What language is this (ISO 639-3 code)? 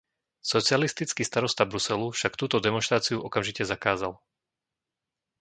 slk